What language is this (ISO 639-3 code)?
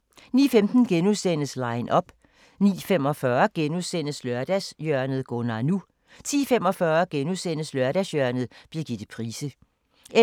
dan